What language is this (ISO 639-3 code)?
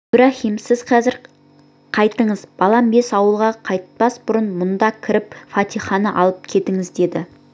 kaz